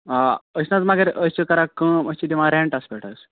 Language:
Kashmiri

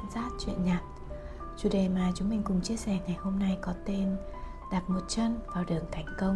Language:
Vietnamese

